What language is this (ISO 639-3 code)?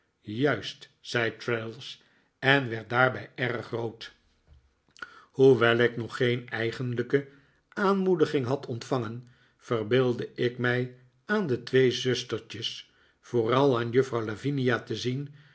nld